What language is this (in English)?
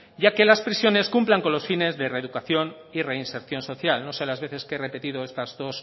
Spanish